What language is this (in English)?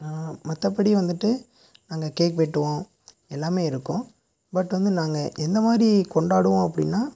Tamil